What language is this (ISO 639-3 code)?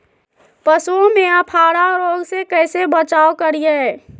mag